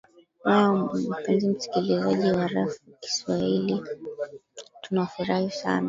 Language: Swahili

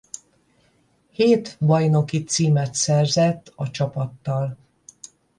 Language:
Hungarian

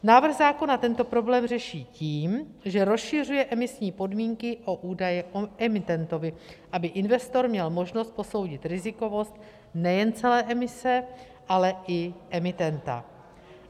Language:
Czech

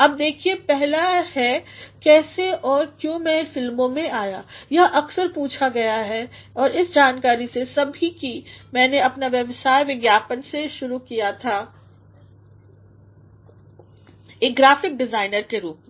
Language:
Hindi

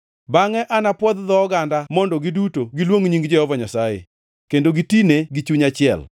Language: Luo (Kenya and Tanzania)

